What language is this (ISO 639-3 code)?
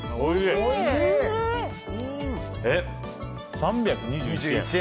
jpn